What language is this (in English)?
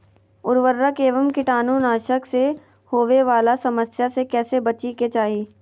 Magahi